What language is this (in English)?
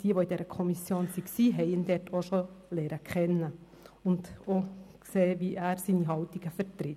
Swiss German